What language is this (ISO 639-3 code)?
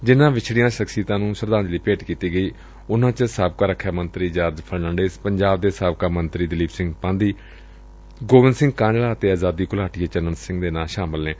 pan